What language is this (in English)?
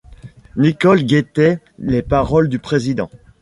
French